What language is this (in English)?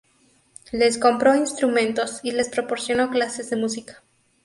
Spanish